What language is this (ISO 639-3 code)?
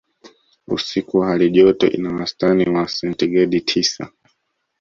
swa